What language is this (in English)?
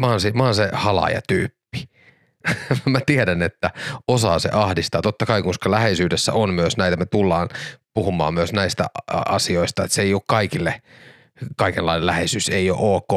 Finnish